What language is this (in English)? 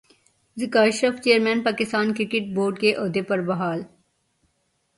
Urdu